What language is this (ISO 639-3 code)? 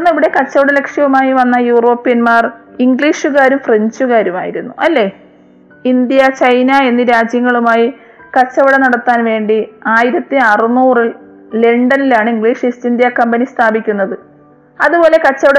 mal